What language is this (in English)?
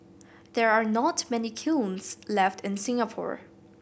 English